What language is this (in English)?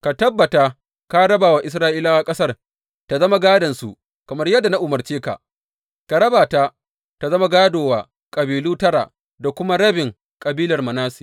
Hausa